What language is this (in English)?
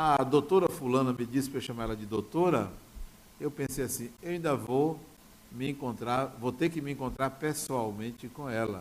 Portuguese